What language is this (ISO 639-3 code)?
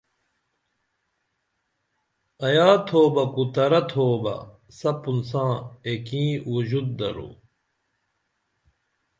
dml